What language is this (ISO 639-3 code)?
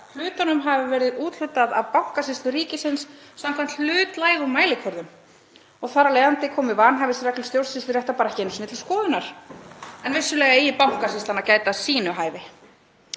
isl